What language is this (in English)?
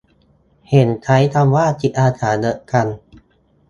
Thai